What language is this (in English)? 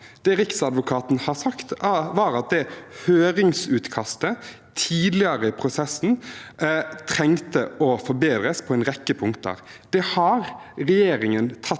Norwegian